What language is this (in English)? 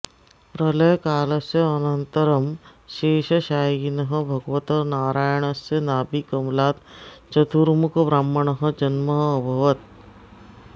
Sanskrit